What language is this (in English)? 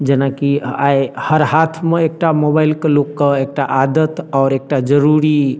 Maithili